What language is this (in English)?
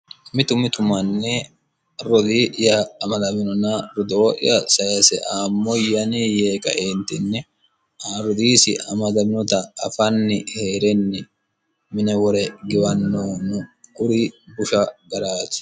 Sidamo